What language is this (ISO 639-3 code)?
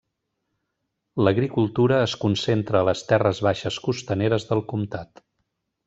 cat